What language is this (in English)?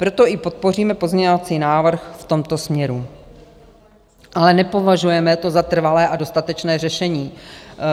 Czech